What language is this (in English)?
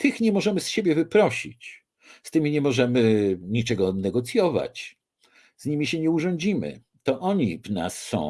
Polish